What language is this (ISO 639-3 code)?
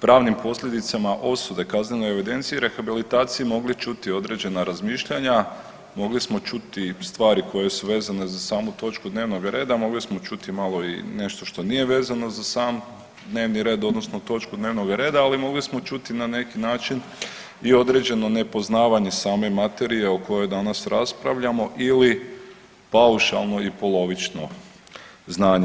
hrv